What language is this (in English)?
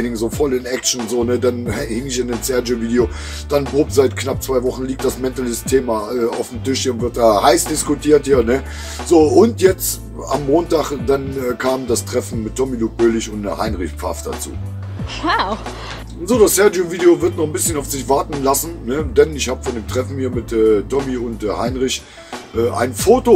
German